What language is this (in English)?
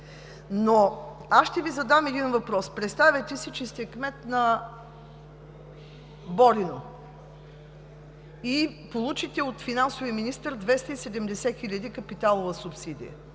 Bulgarian